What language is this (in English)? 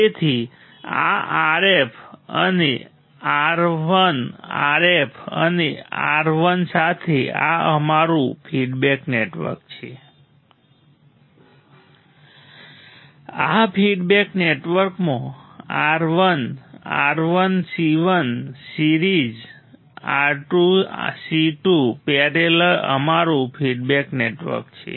Gujarati